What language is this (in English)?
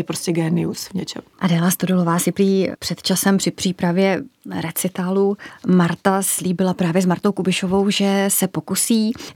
Czech